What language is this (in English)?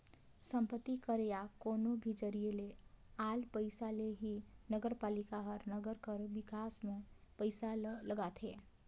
Chhattisgarhi